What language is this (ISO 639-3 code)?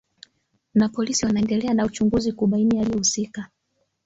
swa